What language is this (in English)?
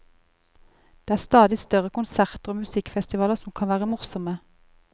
Norwegian